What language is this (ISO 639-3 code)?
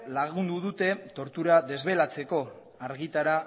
eus